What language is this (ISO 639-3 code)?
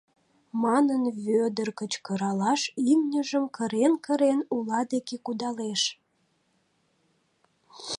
chm